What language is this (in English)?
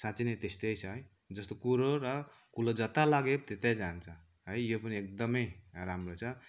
Nepali